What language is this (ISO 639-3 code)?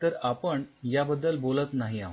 mar